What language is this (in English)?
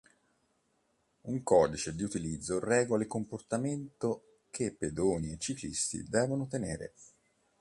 Italian